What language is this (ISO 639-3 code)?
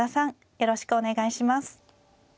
jpn